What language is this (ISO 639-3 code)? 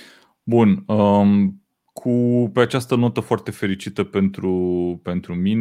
ron